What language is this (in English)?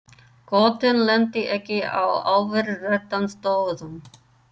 Icelandic